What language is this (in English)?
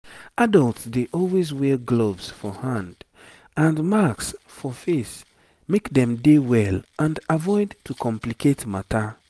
Nigerian Pidgin